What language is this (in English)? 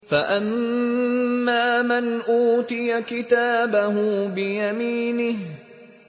Arabic